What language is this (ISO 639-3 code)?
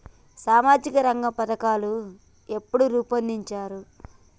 tel